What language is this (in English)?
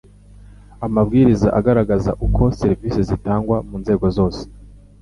Kinyarwanda